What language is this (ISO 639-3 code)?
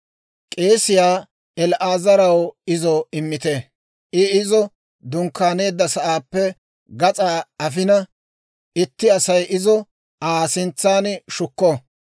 dwr